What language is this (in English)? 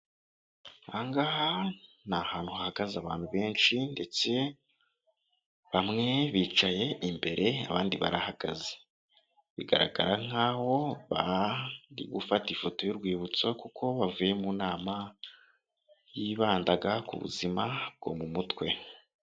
Kinyarwanda